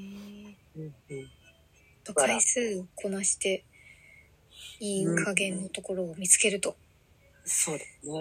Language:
Japanese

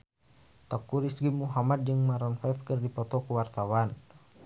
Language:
Sundanese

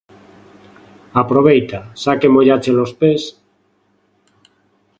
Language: Galician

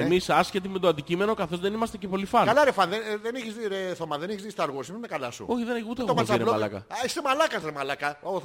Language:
Greek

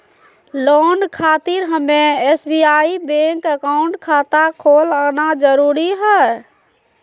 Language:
Magahi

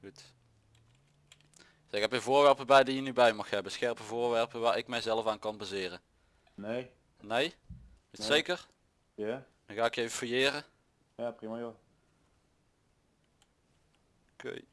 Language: Dutch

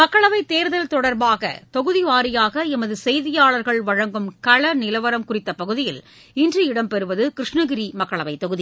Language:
Tamil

